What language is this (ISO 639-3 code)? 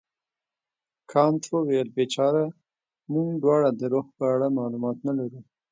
pus